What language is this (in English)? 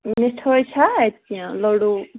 Kashmiri